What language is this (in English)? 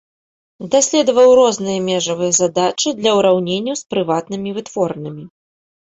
Belarusian